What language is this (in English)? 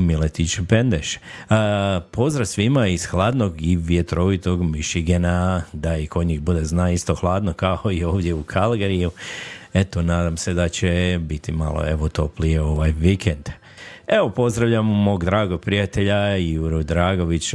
Croatian